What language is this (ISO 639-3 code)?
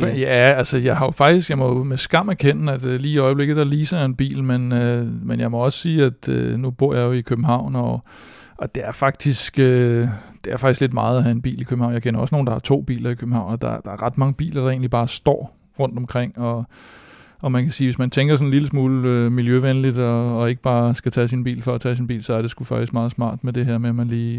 dan